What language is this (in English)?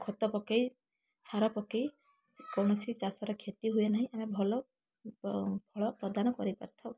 Odia